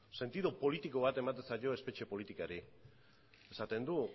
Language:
Basque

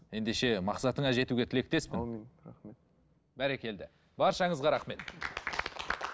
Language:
Kazakh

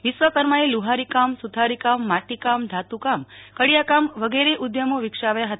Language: Gujarati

